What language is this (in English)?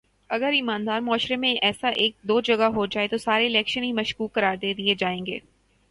Urdu